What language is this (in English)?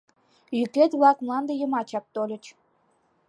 Mari